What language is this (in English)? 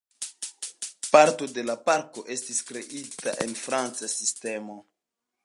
Esperanto